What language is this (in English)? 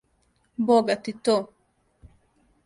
Serbian